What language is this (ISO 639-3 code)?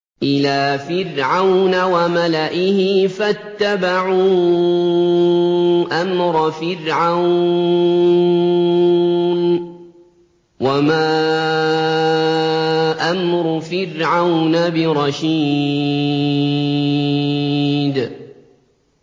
ara